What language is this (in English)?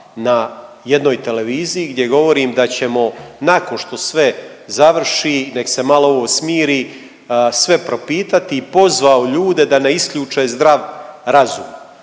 Croatian